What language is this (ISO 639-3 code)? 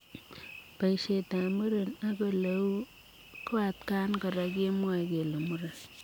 kln